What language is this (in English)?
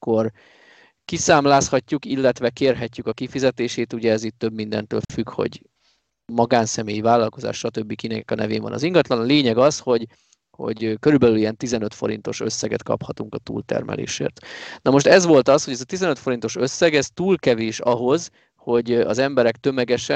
Hungarian